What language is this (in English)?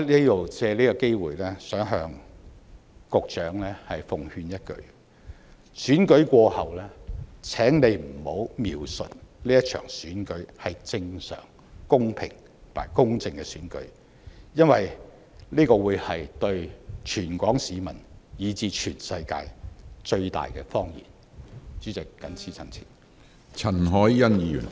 Cantonese